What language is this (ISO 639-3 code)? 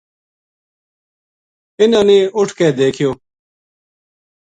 gju